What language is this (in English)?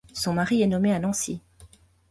French